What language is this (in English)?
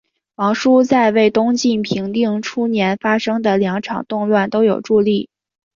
Chinese